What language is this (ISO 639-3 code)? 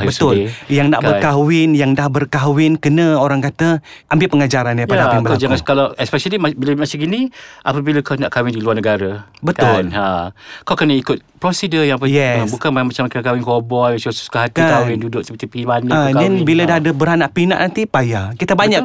msa